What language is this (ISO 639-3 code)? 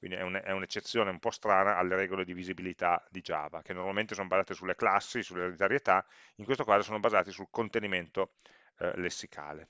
ita